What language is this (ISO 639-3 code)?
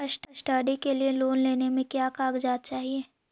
mag